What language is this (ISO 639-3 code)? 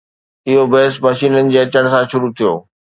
snd